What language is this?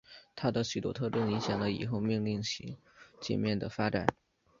Chinese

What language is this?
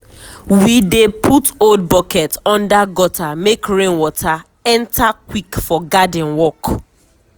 Nigerian Pidgin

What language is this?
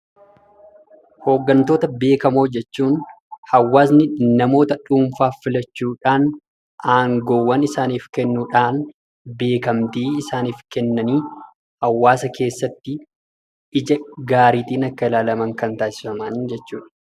Oromo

